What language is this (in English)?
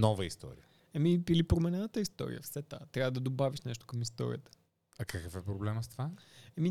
Bulgarian